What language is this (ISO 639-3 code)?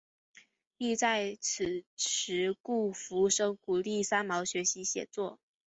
zho